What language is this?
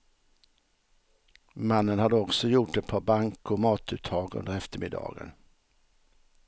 Swedish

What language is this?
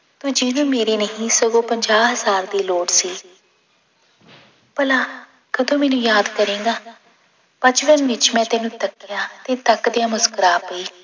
Punjabi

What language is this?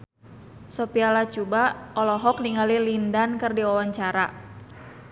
Sundanese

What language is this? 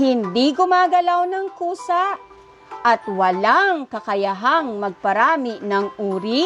Filipino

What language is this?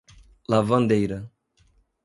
Portuguese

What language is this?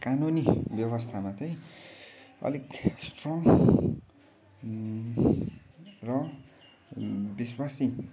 Nepali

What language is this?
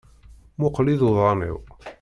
Kabyle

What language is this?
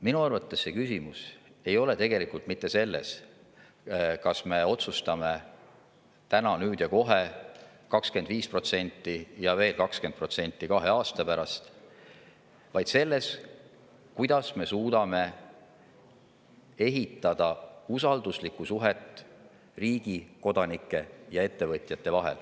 Estonian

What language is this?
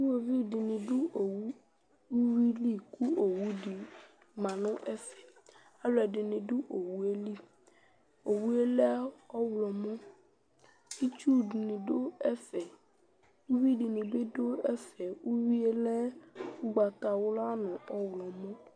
Ikposo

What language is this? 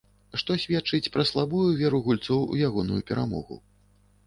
Belarusian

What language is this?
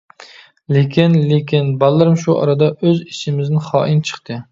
Uyghur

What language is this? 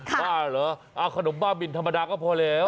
Thai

